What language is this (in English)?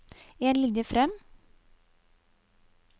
Norwegian